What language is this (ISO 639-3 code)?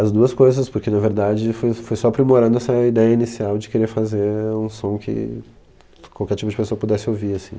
por